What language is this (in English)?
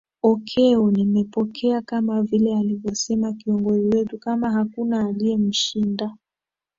Swahili